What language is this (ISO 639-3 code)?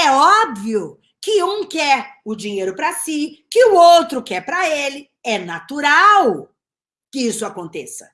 por